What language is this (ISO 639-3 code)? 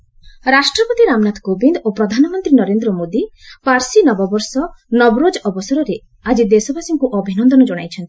ori